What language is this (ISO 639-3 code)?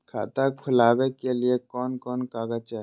mag